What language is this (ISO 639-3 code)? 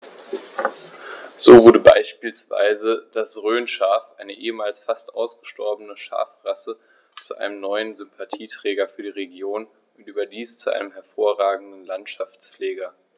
deu